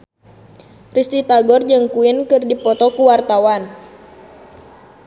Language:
Sundanese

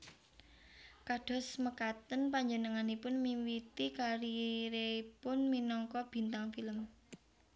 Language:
Javanese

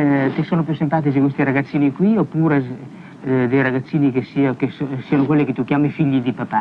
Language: Italian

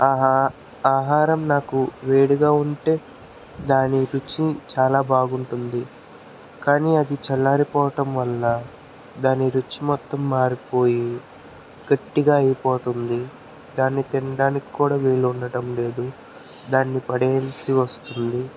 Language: Telugu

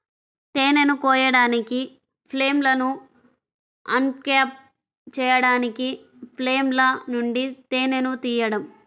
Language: Telugu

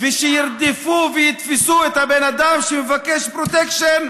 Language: Hebrew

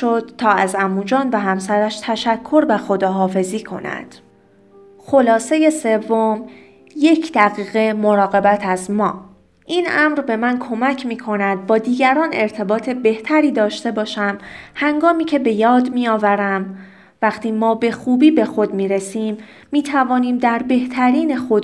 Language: Persian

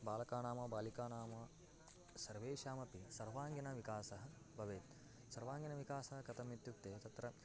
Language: Sanskrit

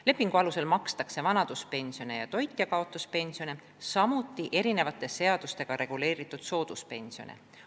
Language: Estonian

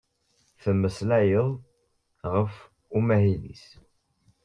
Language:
Kabyle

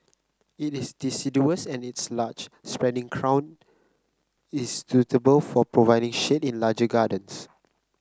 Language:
English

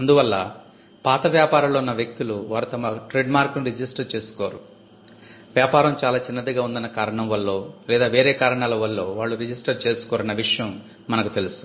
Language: Telugu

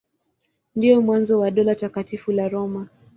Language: Swahili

